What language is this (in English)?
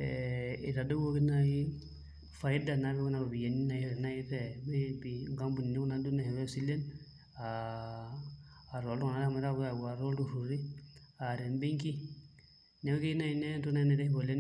Masai